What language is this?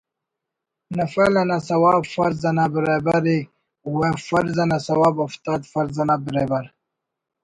Brahui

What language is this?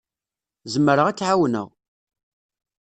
Kabyle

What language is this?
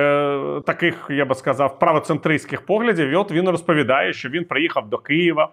Ukrainian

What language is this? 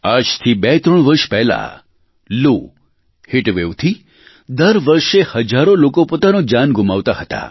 Gujarati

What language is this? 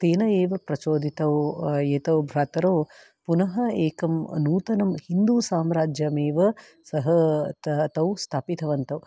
Sanskrit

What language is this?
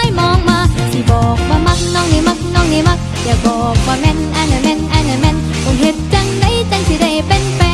Thai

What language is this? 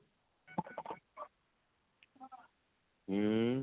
Odia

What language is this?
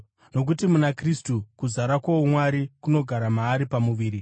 Shona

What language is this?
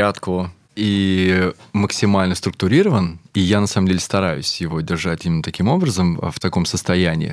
Russian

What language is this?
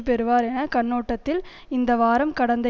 Tamil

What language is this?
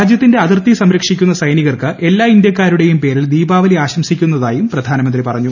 Malayalam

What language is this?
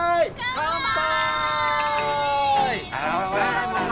Japanese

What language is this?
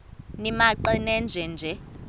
Xhosa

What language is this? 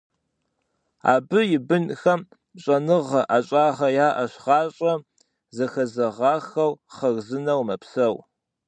Kabardian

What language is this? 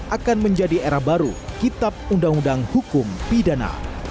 Indonesian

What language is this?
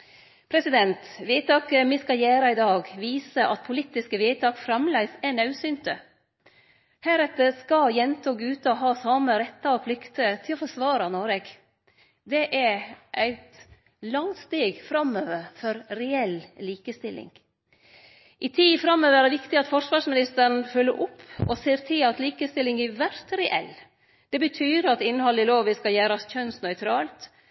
Norwegian Nynorsk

